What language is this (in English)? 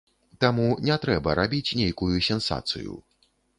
Belarusian